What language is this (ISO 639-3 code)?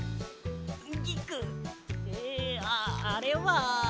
jpn